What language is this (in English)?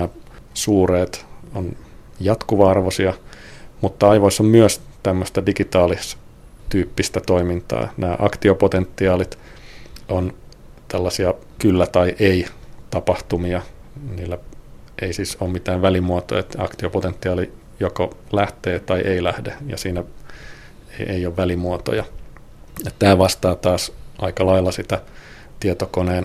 Finnish